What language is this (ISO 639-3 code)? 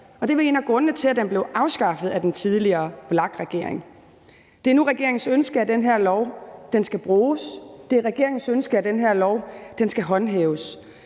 dan